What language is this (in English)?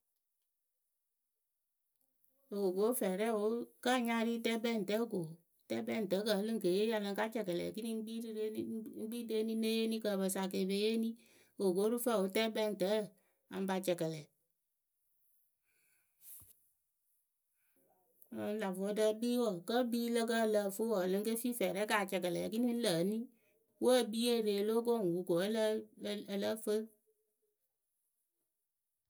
Akebu